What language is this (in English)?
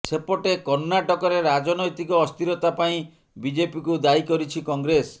Odia